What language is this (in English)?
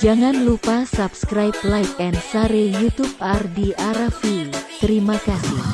Indonesian